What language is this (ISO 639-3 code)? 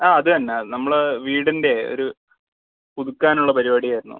mal